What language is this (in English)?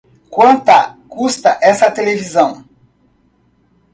Portuguese